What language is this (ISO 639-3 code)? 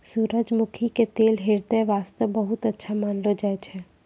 mai